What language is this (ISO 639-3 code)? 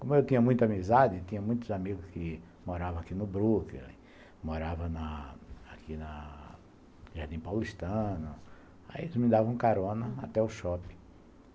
por